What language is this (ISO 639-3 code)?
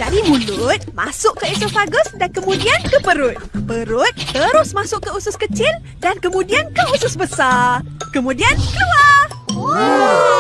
msa